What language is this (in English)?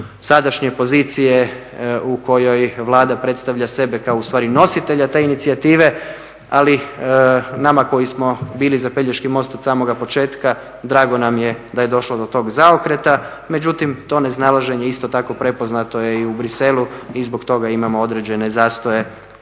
Croatian